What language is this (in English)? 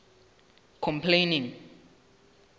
Southern Sotho